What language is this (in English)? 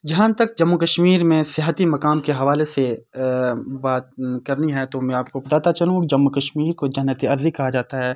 Urdu